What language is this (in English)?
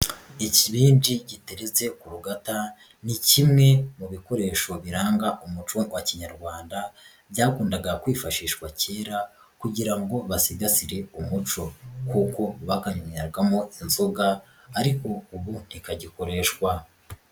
Kinyarwanda